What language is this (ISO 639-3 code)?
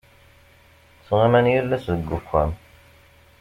kab